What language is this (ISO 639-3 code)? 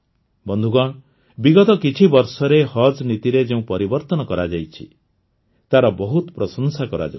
ori